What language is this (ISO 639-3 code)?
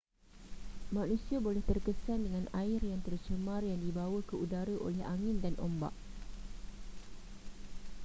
msa